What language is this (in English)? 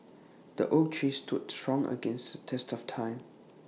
English